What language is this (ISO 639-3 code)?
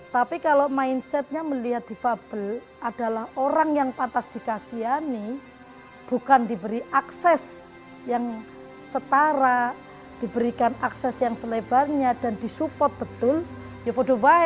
ind